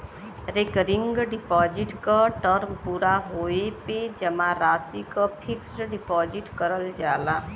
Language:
Bhojpuri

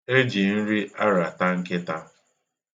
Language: Igbo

